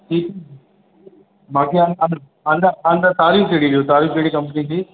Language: Sindhi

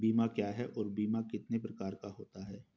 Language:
Hindi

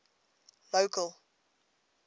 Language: English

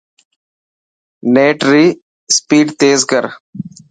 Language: Dhatki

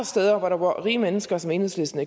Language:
Danish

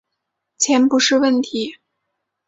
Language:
Chinese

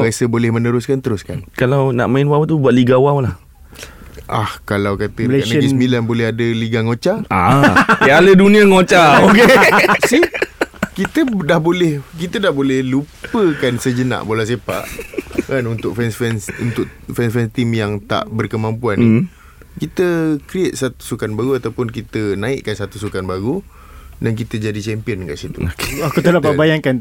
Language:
Malay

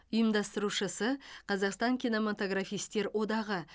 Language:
Kazakh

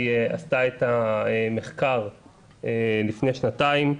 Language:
Hebrew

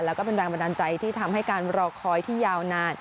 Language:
Thai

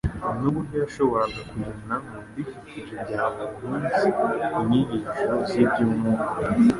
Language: Kinyarwanda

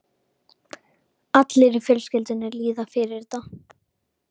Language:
Icelandic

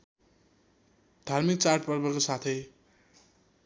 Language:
Nepali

